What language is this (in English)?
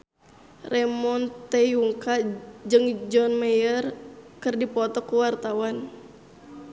Sundanese